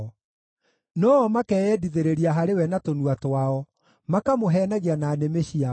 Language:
Kikuyu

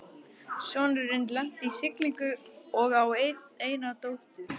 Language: Icelandic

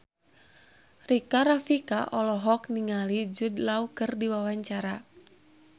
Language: Sundanese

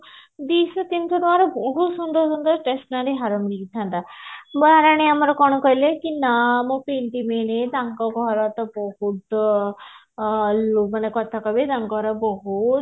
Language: Odia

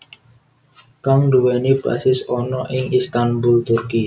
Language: Javanese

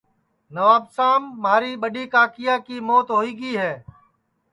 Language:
Sansi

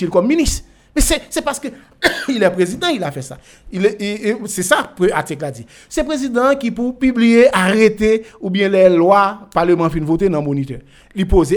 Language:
French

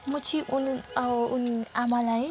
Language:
Nepali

